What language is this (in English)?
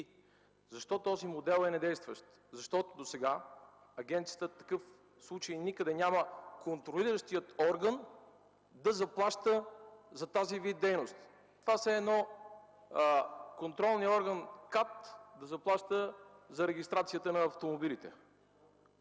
Bulgarian